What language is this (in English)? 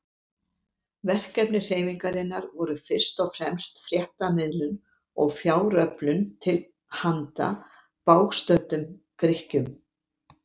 Icelandic